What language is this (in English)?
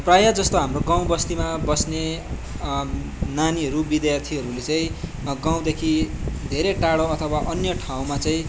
Nepali